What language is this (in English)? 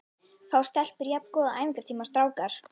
Icelandic